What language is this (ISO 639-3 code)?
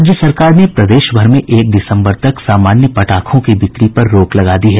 hin